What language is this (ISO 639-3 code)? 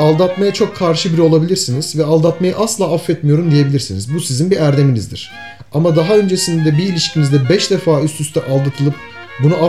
tur